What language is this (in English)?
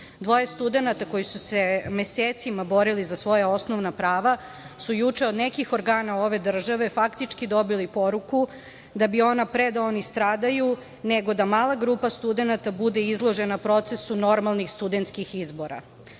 Serbian